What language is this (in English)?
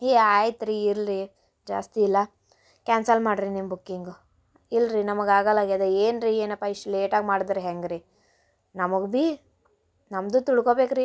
Kannada